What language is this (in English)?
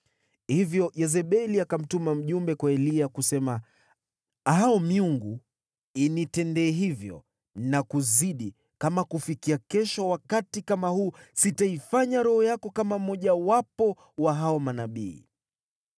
Swahili